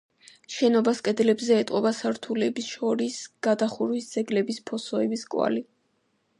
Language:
Georgian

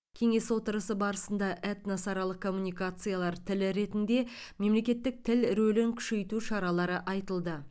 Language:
Kazakh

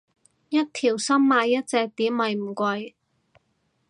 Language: Cantonese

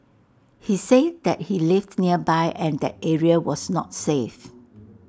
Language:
English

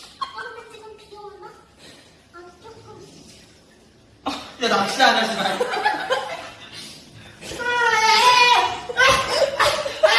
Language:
Korean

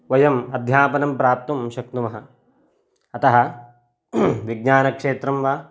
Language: Sanskrit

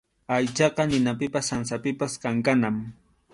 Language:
Arequipa-La Unión Quechua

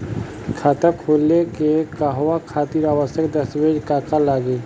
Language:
Bhojpuri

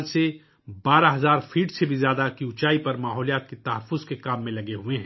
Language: Urdu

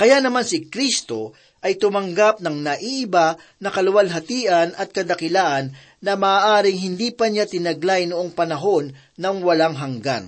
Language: Filipino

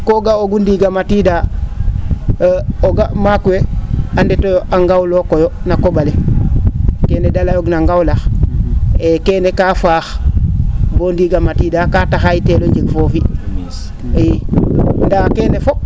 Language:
Serer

